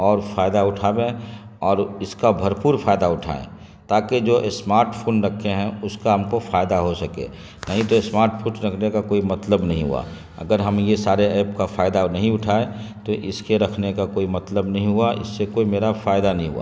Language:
Urdu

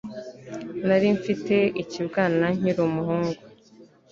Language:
Kinyarwanda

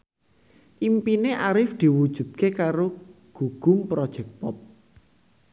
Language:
Javanese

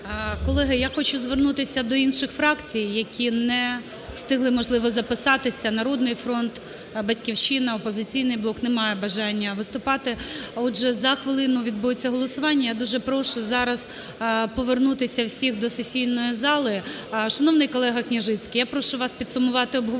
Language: Ukrainian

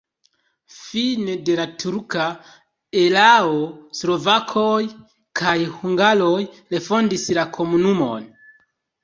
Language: Esperanto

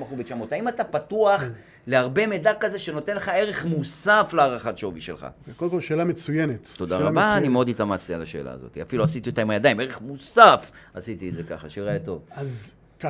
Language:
Hebrew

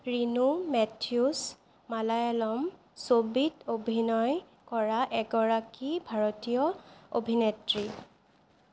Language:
Assamese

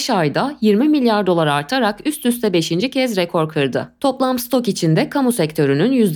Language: Turkish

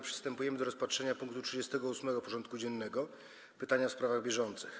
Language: Polish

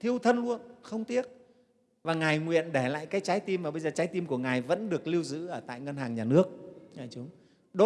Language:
Vietnamese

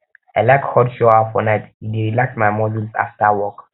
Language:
Nigerian Pidgin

